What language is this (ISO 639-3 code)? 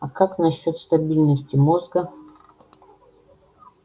rus